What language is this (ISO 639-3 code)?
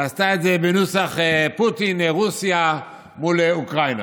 heb